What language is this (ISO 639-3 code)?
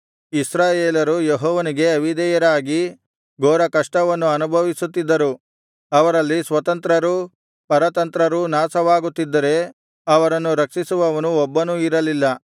kan